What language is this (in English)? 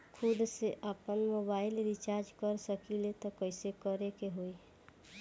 Bhojpuri